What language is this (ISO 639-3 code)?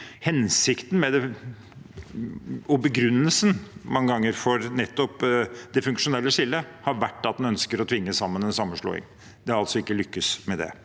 nor